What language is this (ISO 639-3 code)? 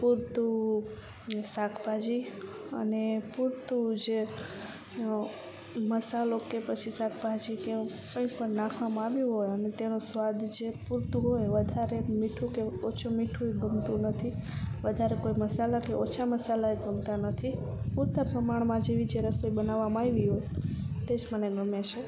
guj